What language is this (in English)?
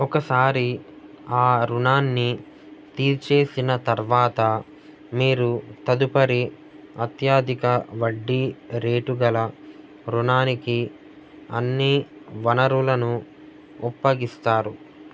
Telugu